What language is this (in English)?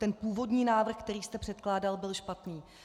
Czech